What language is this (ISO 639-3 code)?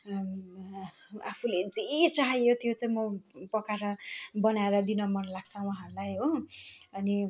nep